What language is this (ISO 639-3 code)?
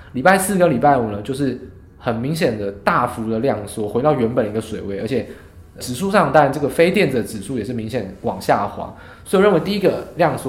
zho